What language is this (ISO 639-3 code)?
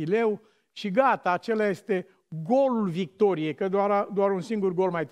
ron